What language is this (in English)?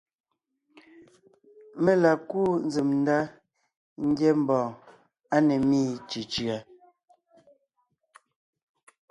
Ngiemboon